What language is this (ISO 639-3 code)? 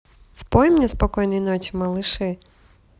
rus